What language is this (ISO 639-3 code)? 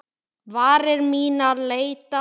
isl